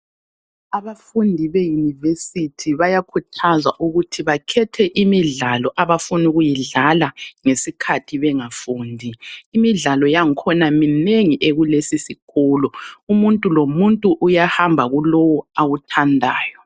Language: North Ndebele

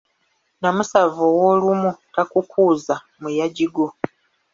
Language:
Ganda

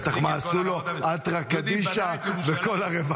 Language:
Hebrew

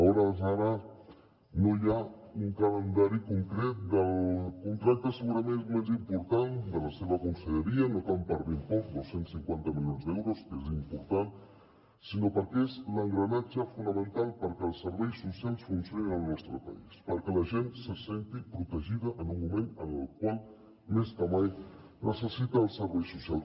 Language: Catalan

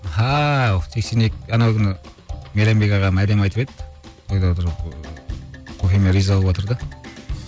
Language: Kazakh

